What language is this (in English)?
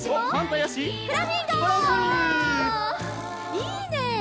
Japanese